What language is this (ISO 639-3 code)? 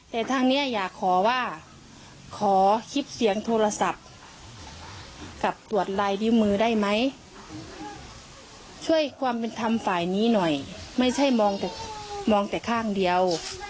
tha